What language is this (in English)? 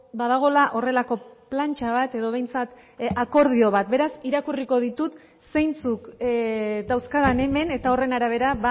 Basque